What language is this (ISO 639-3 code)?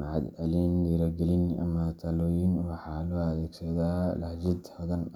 som